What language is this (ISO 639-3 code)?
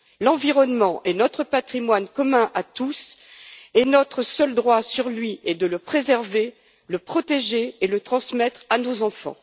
fra